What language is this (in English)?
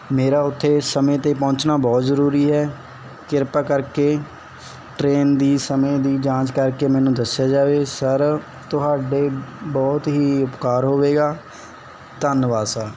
Punjabi